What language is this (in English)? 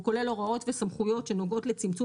Hebrew